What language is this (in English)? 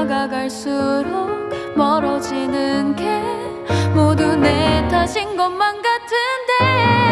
Korean